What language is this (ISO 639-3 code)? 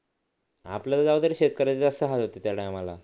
mar